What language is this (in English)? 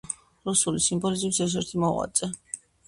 Georgian